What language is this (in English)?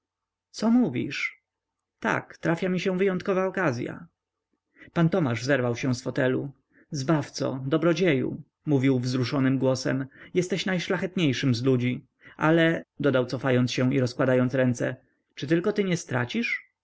Polish